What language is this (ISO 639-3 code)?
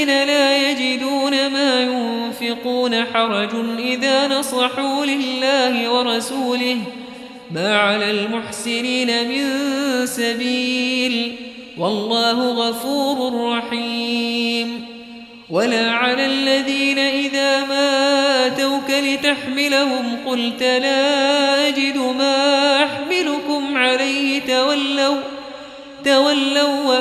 ara